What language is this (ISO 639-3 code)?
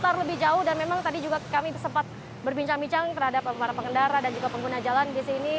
ind